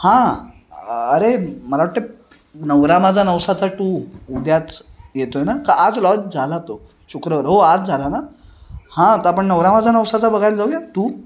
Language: Marathi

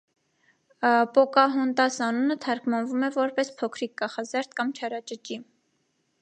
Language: Armenian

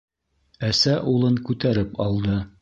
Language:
Bashkir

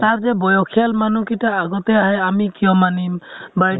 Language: Assamese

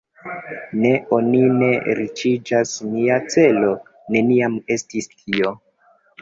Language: Esperanto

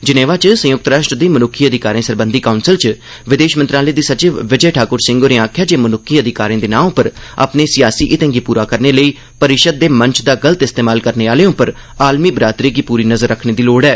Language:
Dogri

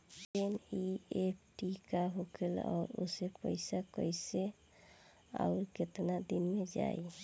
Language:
Bhojpuri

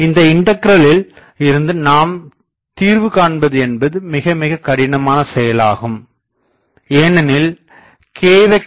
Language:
Tamil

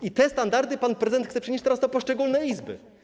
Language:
Polish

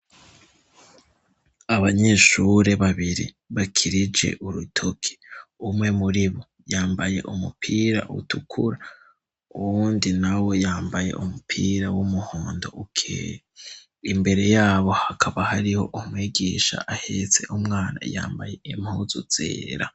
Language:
Rundi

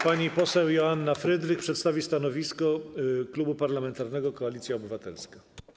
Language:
Polish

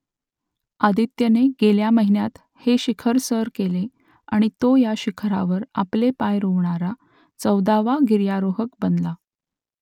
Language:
Marathi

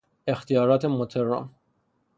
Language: Persian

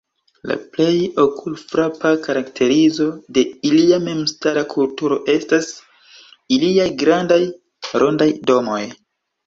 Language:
Esperanto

